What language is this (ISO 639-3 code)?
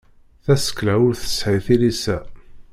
kab